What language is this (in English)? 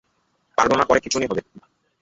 Bangla